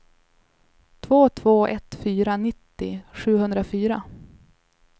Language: Swedish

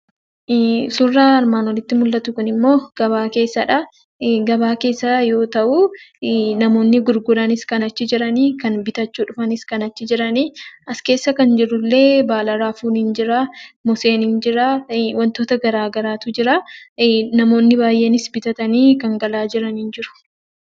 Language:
Oromo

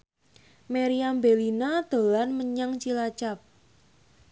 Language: Javanese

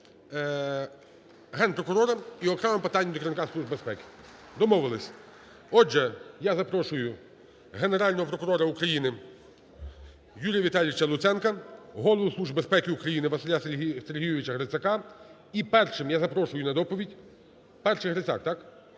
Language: Ukrainian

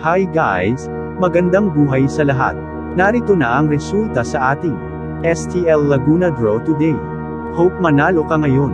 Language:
Filipino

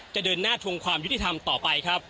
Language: Thai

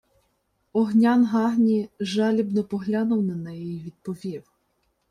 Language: Ukrainian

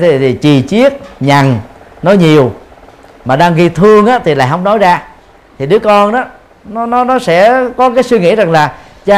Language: Vietnamese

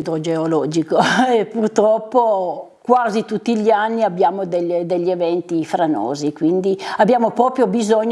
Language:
Italian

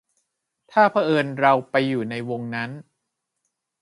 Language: Thai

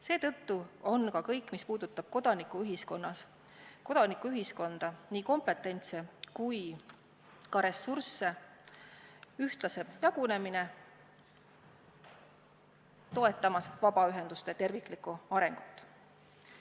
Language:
Estonian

